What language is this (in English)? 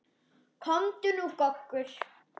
Icelandic